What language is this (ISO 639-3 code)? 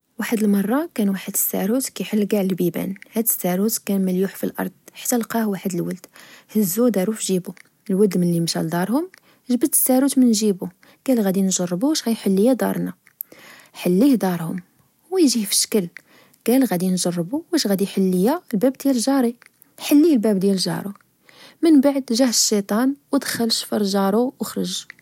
ary